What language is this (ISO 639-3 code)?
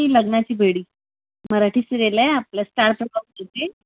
mar